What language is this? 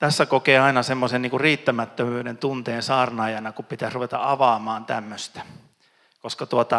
Finnish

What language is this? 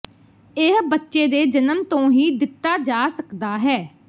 Punjabi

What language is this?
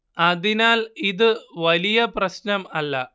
Malayalam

